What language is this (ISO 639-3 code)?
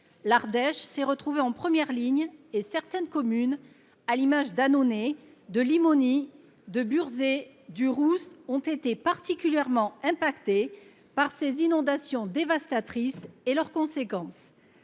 fra